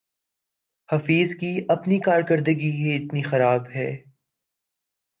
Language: Urdu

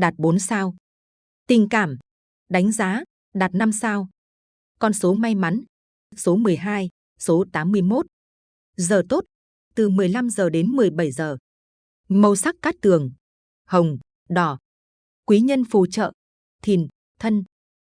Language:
Vietnamese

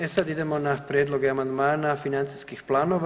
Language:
Croatian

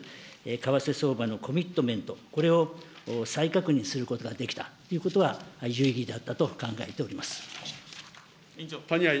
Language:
Japanese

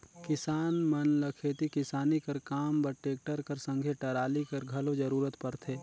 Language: Chhattisgarhi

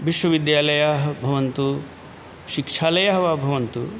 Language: Sanskrit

